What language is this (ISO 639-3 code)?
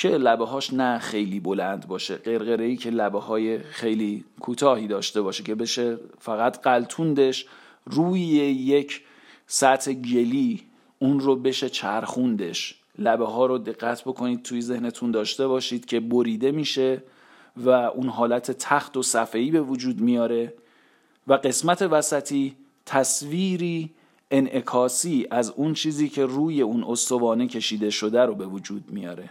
fas